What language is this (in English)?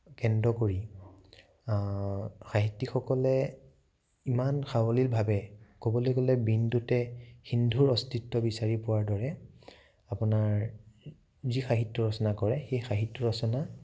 Assamese